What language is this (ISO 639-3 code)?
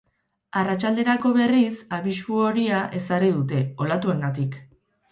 eus